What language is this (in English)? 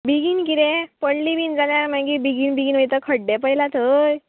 Konkani